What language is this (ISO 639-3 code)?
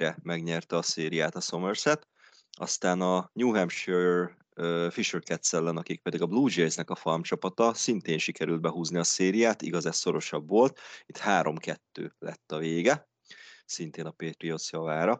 hun